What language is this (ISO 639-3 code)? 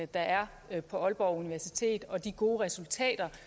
dan